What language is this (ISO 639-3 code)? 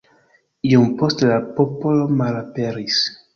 epo